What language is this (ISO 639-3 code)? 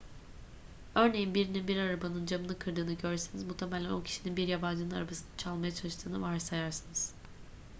tur